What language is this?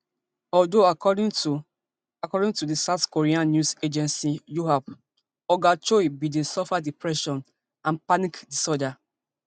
Nigerian Pidgin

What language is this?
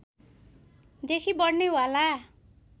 Nepali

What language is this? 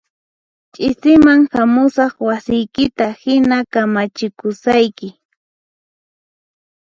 Puno Quechua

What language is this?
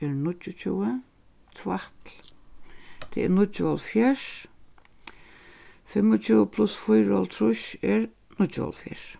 Faroese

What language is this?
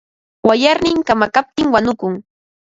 Ambo-Pasco Quechua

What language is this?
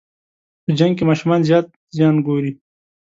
Pashto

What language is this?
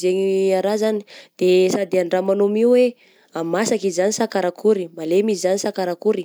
Southern Betsimisaraka Malagasy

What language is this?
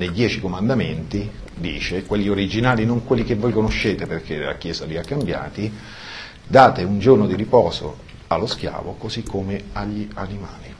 Italian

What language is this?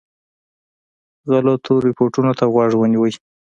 Pashto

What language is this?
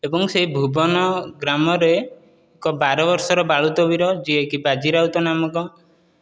Odia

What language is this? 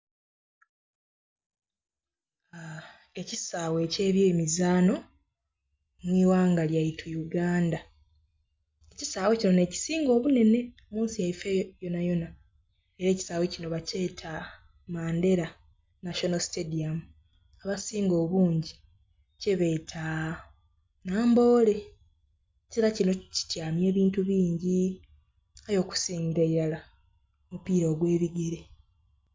Soga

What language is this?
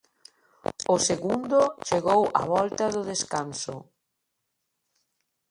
Galician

